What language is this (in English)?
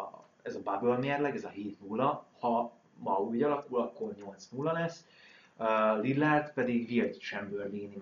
Hungarian